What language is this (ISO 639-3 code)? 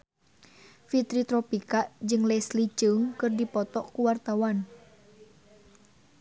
sun